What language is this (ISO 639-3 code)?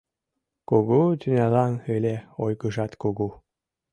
chm